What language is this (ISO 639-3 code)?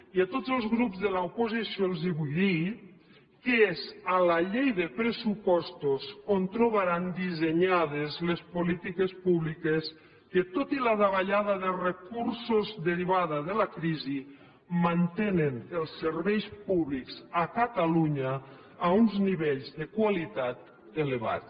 cat